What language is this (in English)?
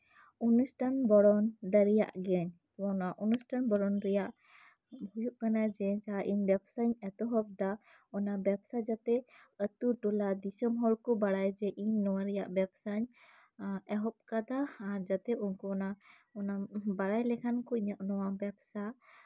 Santali